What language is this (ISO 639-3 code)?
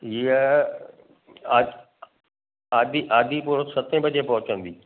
snd